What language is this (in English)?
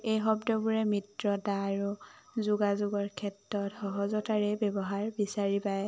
Assamese